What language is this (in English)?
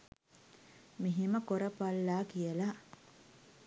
Sinhala